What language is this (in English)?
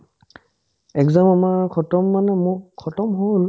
Assamese